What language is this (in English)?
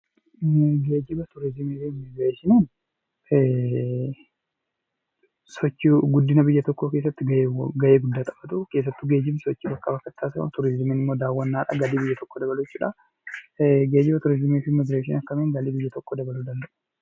Oromo